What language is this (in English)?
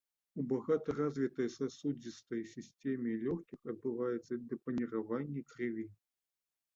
Belarusian